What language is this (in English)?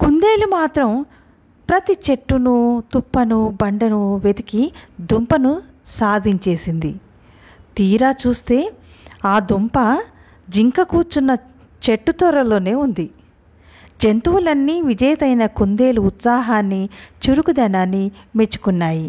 Telugu